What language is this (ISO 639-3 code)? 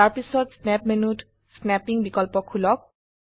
asm